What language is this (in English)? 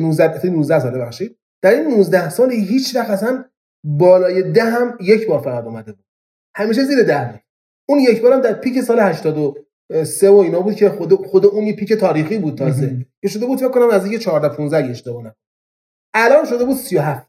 Persian